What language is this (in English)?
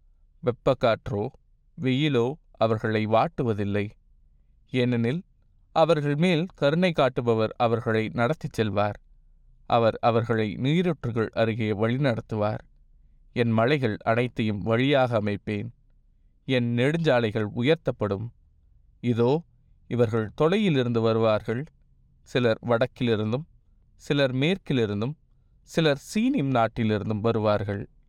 Tamil